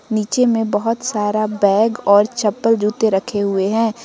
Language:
Hindi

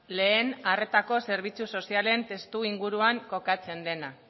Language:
Basque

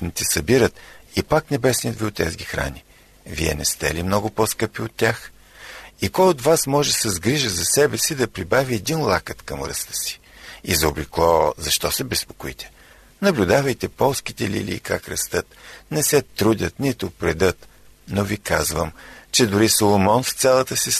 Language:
Bulgarian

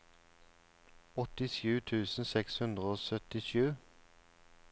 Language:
Norwegian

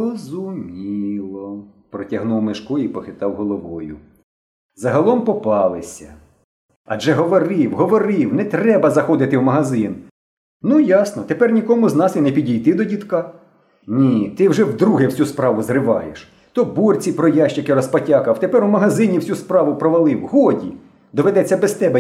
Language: Ukrainian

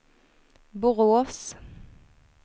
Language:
Swedish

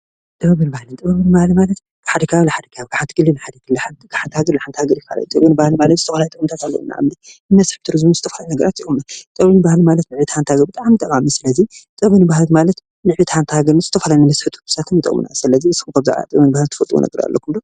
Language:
Tigrinya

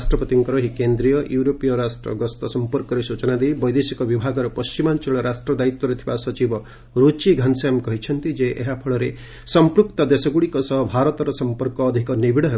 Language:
Odia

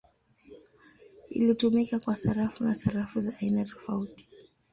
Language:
Swahili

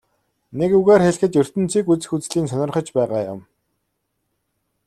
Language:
Mongolian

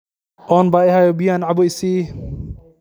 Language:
Somali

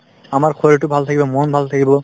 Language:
Assamese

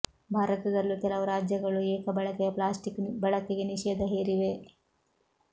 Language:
Kannada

